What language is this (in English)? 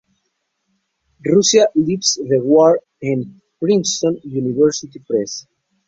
Spanish